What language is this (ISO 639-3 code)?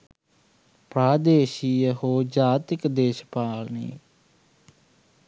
sin